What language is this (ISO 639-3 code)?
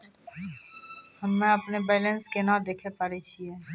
mai